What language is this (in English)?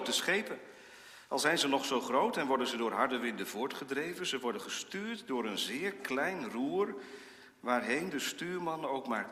Dutch